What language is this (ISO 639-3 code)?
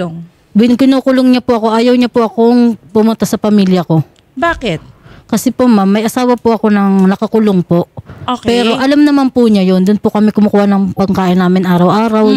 fil